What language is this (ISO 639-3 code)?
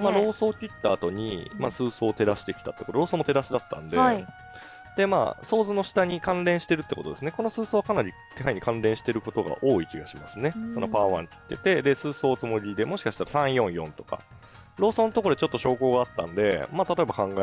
jpn